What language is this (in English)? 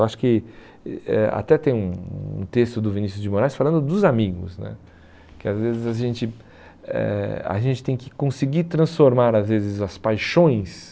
Portuguese